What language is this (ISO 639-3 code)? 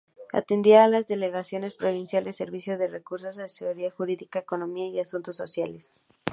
spa